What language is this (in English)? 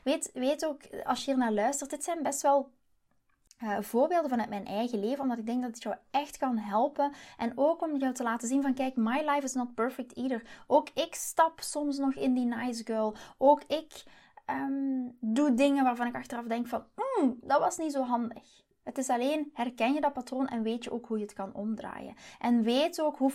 Dutch